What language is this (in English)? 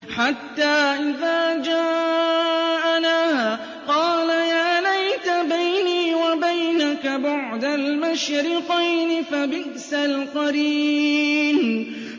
Arabic